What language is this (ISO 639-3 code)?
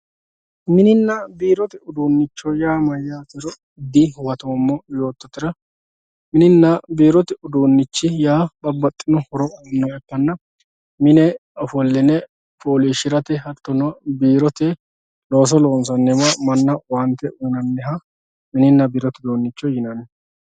sid